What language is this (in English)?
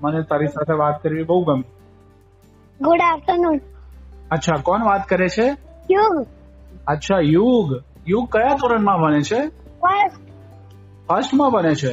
Gujarati